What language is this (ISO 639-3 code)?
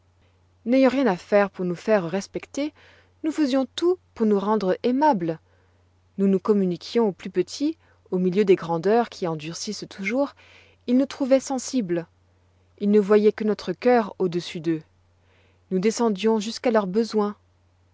fra